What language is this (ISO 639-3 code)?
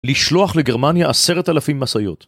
heb